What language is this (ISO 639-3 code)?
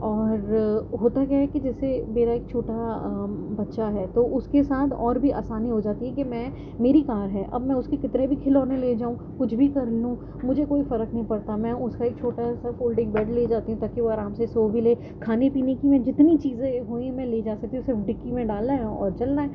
urd